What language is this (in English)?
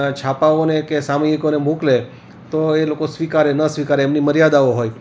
Gujarati